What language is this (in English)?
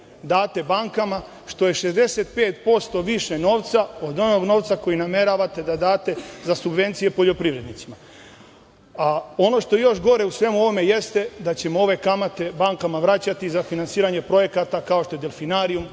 Serbian